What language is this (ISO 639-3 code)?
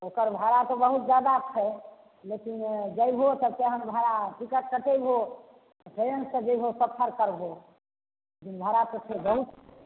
mai